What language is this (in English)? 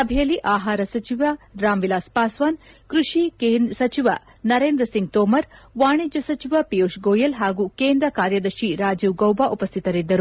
Kannada